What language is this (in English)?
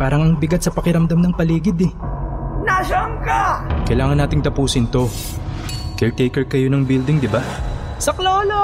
Filipino